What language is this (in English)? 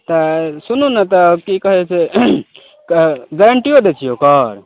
Maithili